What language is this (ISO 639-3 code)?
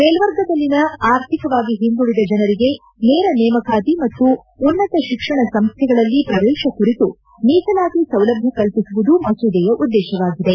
kan